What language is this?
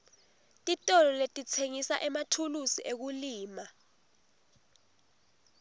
Swati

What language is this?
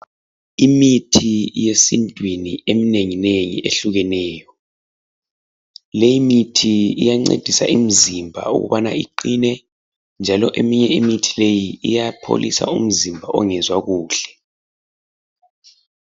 North Ndebele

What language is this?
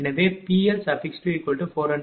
Tamil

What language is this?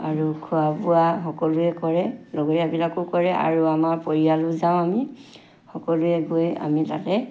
Assamese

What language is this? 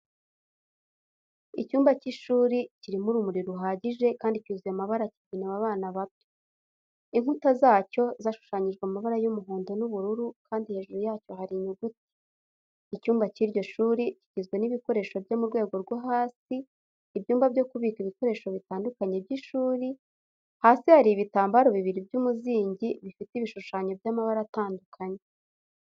Kinyarwanda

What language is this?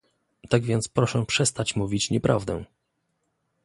Polish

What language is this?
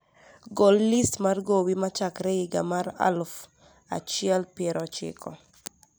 Luo (Kenya and Tanzania)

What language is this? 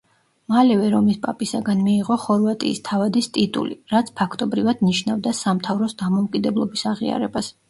Georgian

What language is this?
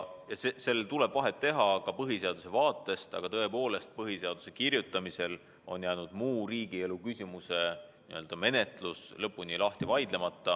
Estonian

